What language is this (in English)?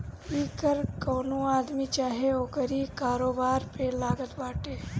Bhojpuri